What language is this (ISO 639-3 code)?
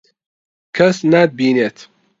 ckb